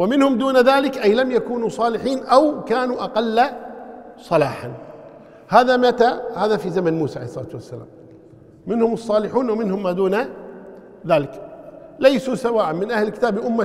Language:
Arabic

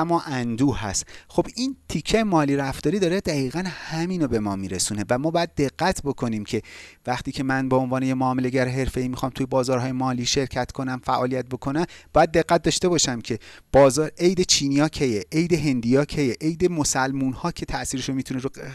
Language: Persian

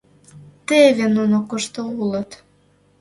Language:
Mari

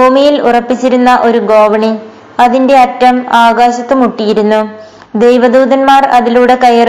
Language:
Malayalam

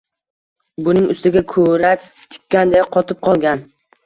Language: Uzbek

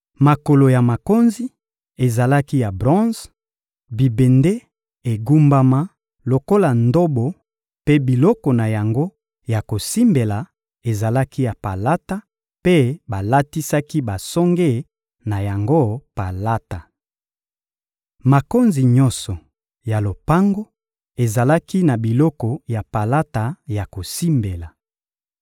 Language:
Lingala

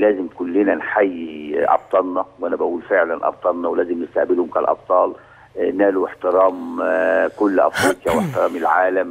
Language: Arabic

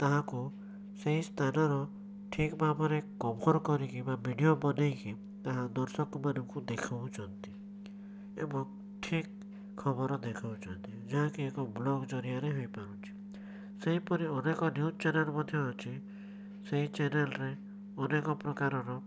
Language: Odia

